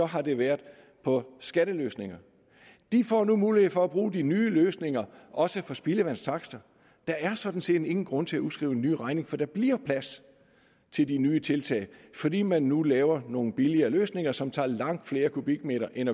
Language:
Danish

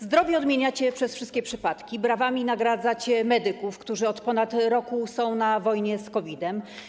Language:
Polish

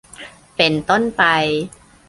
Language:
Thai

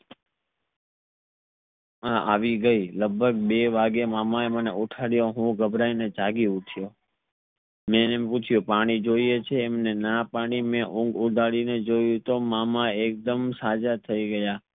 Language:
Gujarati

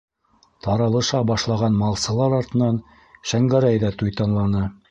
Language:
Bashkir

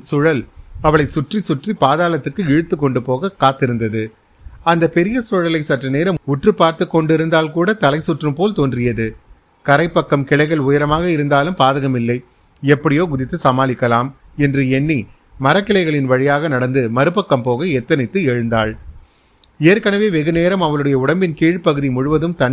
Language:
Tamil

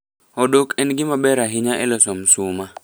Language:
Luo (Kenya and Tanzania)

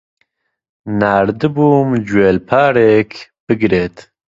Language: Central Kurdish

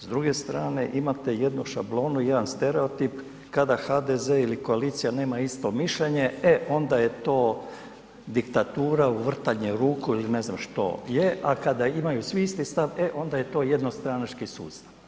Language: Croatian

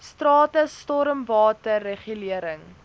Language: Afrikaans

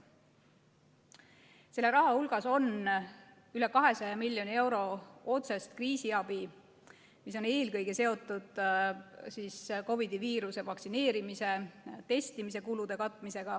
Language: Estonian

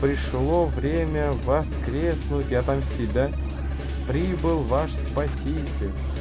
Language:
Russian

